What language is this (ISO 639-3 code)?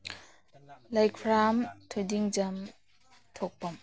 mni